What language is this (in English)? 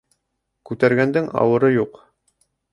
Bashkir